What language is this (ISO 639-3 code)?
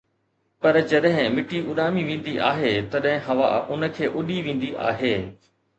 snd